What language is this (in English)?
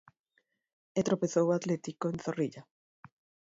Galician